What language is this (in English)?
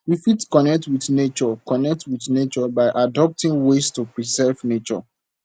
Nigerian Pidgin